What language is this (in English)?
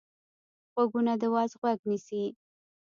Pashto